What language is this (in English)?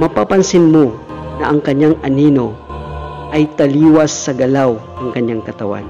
Filipino